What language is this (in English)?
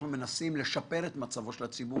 Hebrew